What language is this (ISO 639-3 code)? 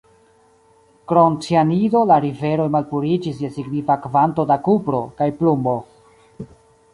epo